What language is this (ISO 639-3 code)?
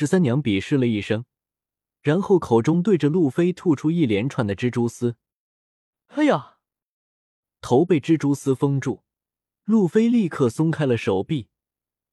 zho